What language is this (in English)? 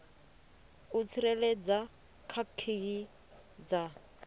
Venda